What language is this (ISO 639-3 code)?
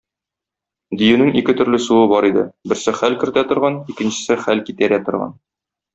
tat